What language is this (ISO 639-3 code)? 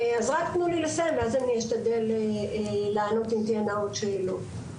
heb